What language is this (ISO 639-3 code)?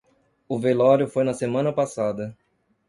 por